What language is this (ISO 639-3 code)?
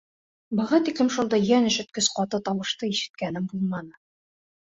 bak